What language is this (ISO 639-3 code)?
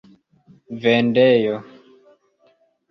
epo